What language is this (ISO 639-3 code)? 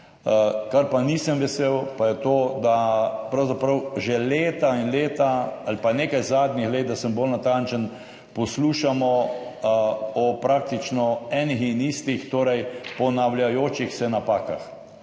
slv